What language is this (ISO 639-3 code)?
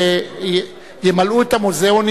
heb